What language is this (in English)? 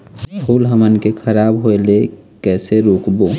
Chhattisgarhi